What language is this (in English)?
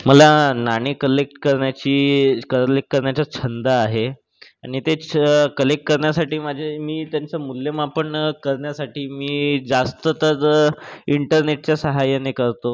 Marathi